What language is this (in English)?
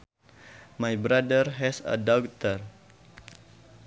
Sundanese